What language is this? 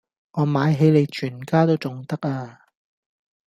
Cantonese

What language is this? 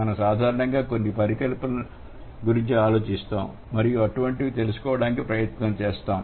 Telugu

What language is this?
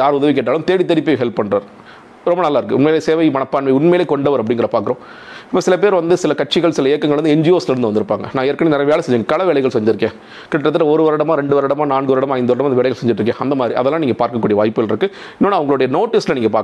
Tamil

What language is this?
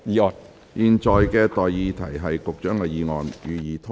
Cantonese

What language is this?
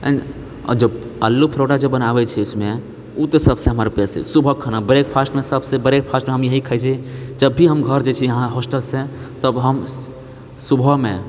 Maithili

